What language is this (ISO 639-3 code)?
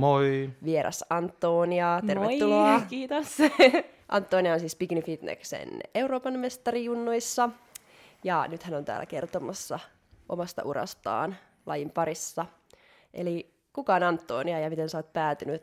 fin